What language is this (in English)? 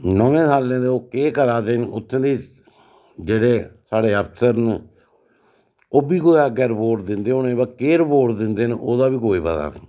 Dogri